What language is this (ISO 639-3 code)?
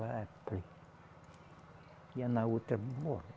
por